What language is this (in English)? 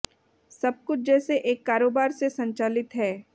Hindi